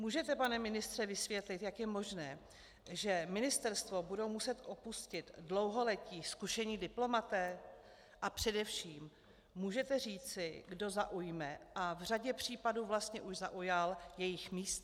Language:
Czech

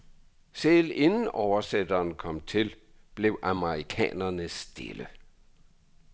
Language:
Danish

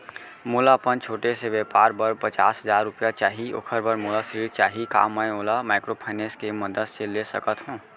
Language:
Chhattisgarhi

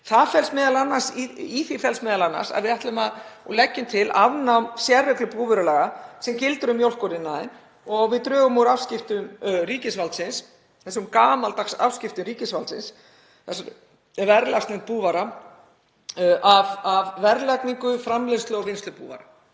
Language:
Icelandic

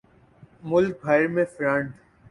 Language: Urdu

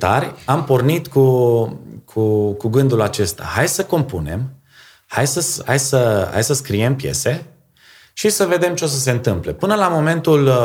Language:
Romanian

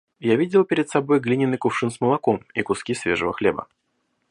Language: Russian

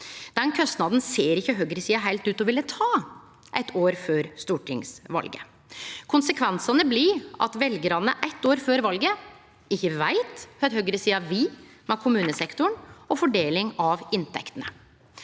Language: Norwegian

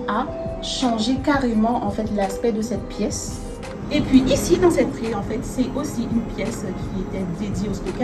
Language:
French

